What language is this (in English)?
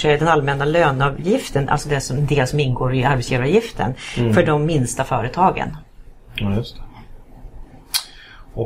Swedish